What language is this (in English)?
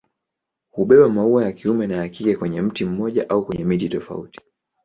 Swahili